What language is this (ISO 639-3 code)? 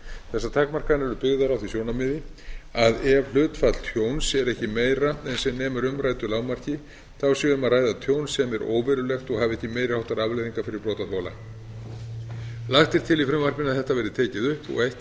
isl